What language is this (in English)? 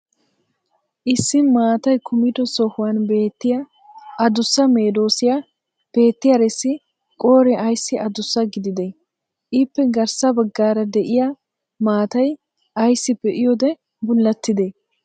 Wolaytta